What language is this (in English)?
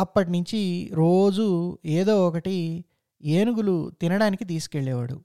Telugu